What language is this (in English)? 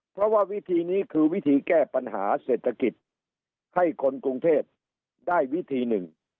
Thai